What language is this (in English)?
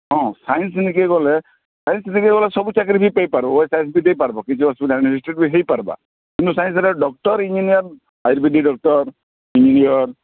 Odia